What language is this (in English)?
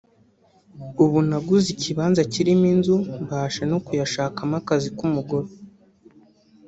Kinyarwanda